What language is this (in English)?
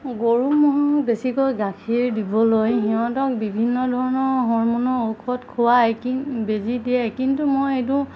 Assamese